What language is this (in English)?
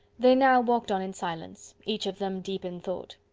English